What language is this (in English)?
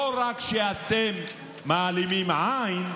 Hebrew